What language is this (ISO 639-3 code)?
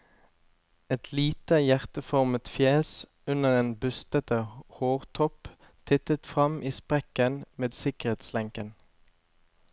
nor